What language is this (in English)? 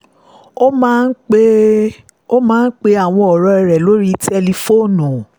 Yoruba